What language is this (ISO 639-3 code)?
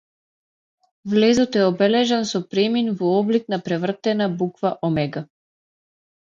mkd